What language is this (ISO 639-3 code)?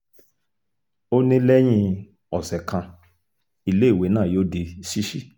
yor